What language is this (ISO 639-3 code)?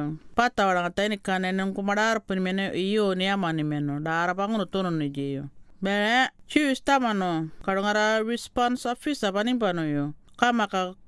kor